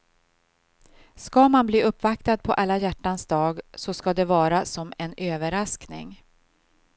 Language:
Swedish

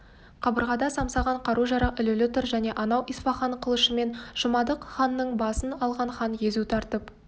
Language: Kazakh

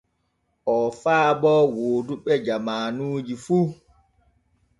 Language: Borgu Fulfulde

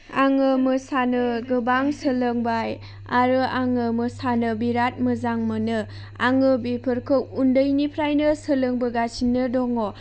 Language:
Bodo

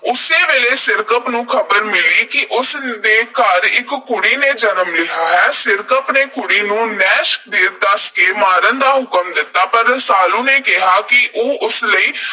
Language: Punjabi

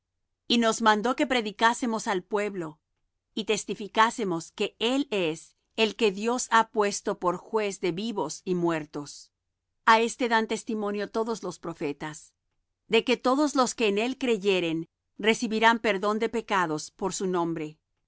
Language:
Spanish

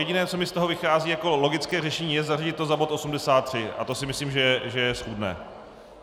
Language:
Czech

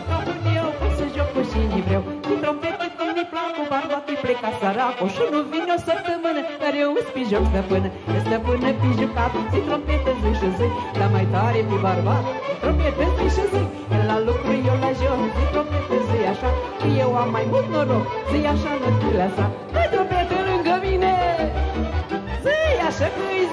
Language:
Romanian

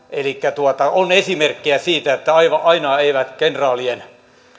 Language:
Finnish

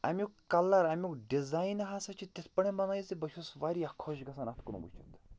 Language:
Kashmiri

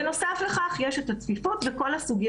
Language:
Hebrew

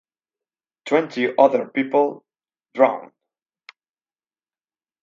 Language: English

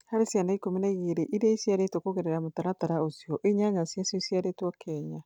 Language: Kikuyu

